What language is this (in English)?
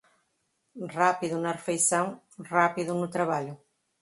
Portuguese